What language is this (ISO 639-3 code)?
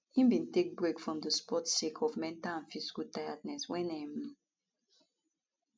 pcm